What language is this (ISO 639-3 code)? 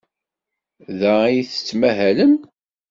kab